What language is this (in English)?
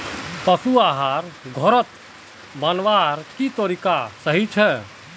Magahi